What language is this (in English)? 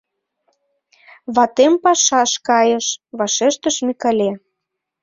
Mari